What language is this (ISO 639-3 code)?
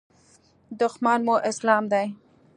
pus